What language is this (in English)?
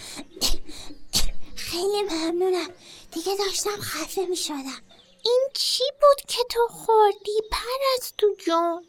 Persian